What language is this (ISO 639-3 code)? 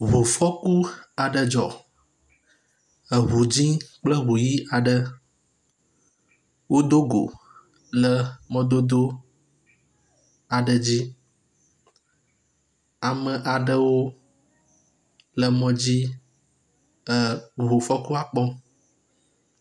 ewe